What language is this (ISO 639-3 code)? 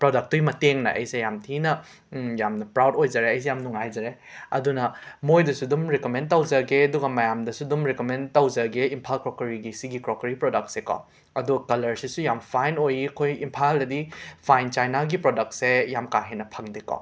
mni